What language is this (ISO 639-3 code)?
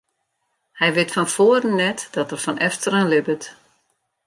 fry